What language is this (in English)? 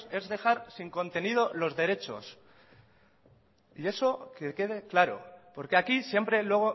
Spanish